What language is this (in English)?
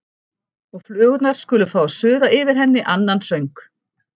Icelandic